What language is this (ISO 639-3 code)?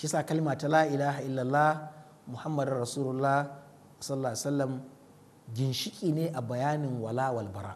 ara